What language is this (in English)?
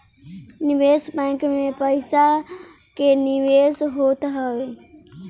Bhojpuri